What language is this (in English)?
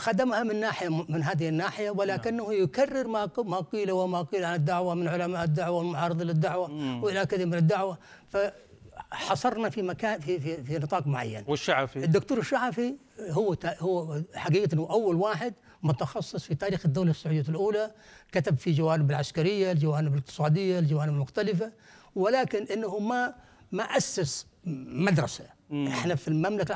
Arabic